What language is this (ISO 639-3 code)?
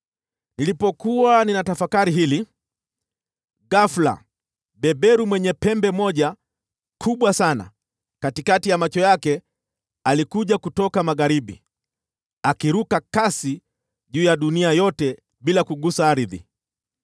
swa